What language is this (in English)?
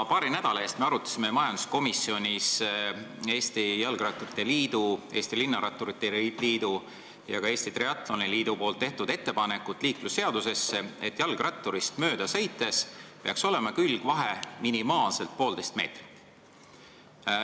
Estonian